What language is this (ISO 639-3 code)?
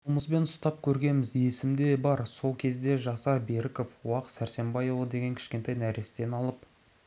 kaz